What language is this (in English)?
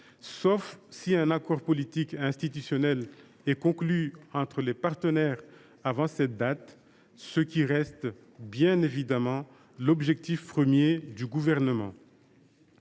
French